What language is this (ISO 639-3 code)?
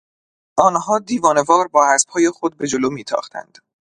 fas